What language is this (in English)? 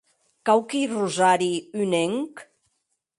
Occitan